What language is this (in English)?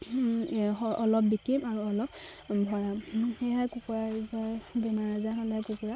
Assamese